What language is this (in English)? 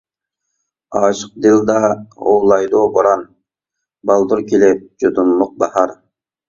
Uyghur